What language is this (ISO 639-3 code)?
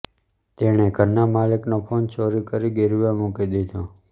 guj